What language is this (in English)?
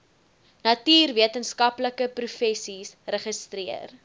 Afrikaans